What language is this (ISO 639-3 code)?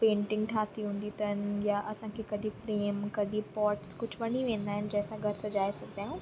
snd